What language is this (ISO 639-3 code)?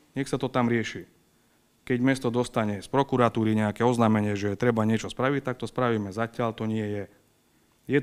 slk